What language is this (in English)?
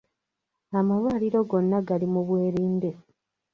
Ganda